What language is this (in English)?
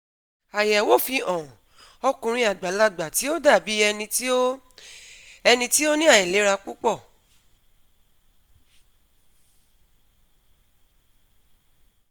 Yoruba